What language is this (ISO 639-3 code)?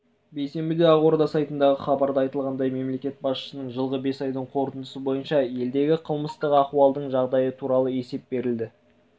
kaz